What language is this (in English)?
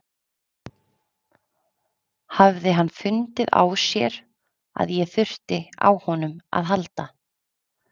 Icelandic